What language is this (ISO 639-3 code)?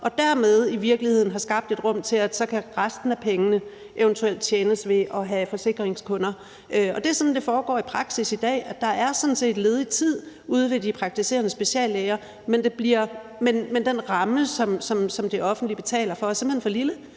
dan